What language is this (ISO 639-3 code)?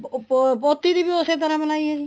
pan